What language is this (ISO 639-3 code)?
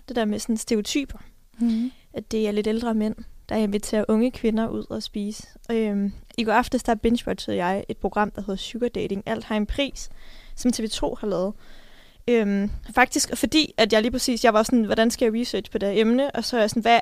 dan